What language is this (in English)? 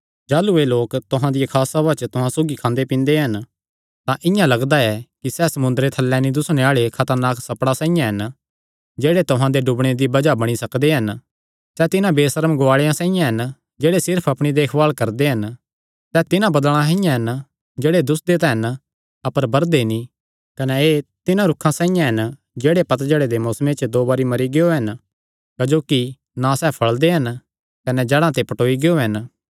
Kangri